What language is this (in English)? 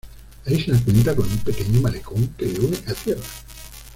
Spanish